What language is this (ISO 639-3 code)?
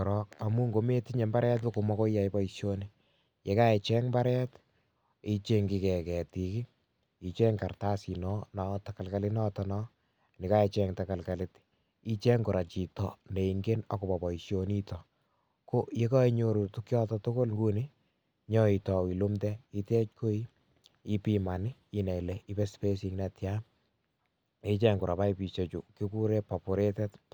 kln